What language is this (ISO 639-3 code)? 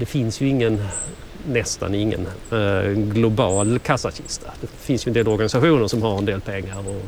swe